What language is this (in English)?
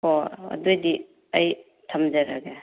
Manipuri